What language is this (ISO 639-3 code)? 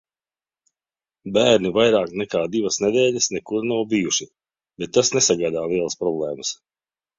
lav